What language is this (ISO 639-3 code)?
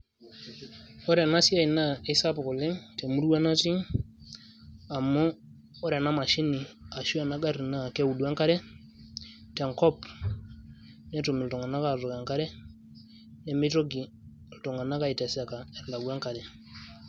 mas